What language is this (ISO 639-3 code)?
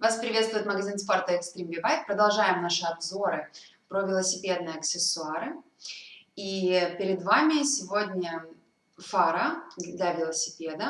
rus